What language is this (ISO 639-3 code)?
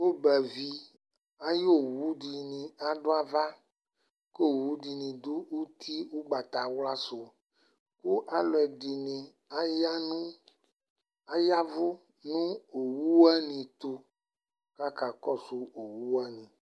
kpo